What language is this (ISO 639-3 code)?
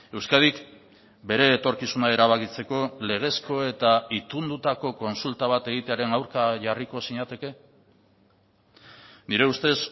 eus